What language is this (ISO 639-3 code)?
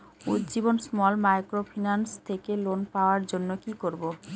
ben